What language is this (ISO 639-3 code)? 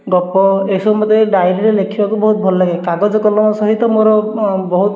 ori